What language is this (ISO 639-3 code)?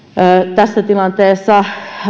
fin